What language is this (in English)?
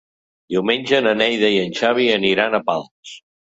Catalan